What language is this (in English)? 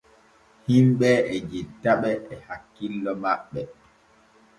Borgu Fulfulde